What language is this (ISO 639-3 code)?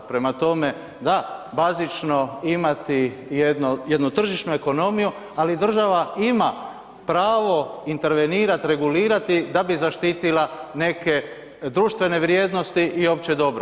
hrv